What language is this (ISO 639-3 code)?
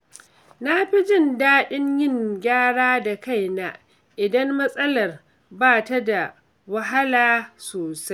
hau